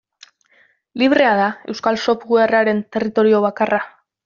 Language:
Basque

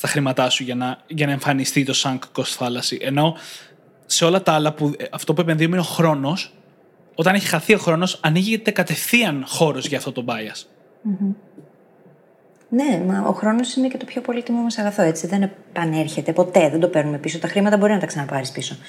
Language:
Greek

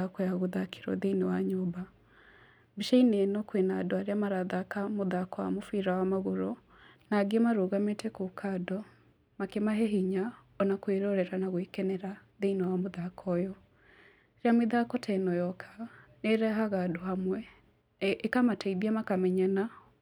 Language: Kikuyu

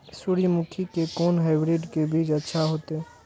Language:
Maithili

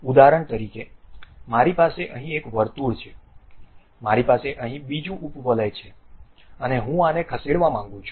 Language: Gujarati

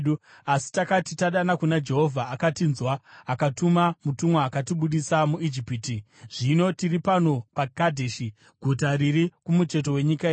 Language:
Shona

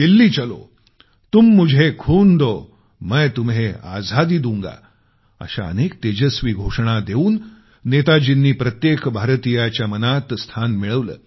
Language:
Marathi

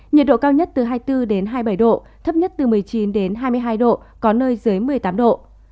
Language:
Vietnamese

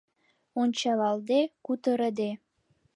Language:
Mari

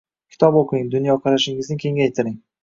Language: Uzbek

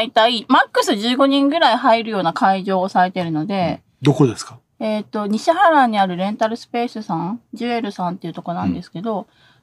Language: Japanese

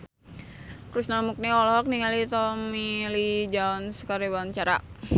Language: Sundanese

